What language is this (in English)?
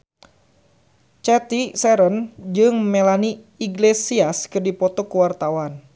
Sundanese